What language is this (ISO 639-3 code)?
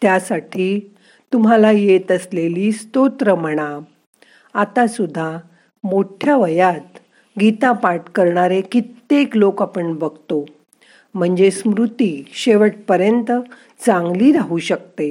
mar